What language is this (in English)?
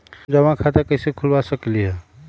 Magahi